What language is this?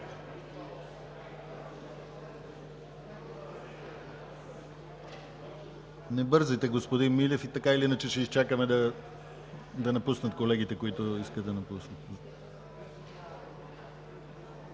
Bulgarian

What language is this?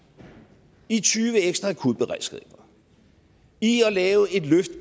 Danish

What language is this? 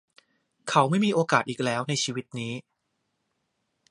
Thai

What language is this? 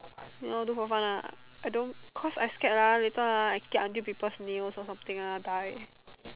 English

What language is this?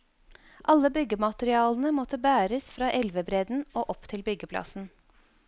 Norwegian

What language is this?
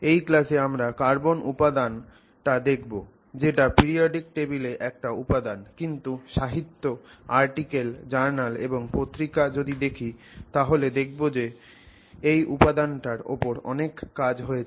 Bangla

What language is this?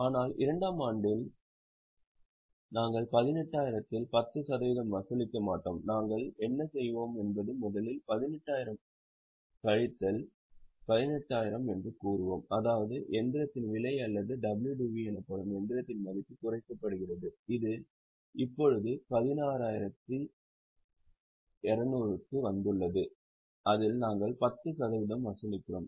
Tamil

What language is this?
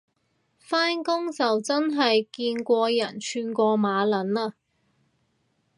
Cantonese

